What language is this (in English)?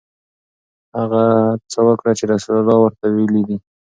Pashto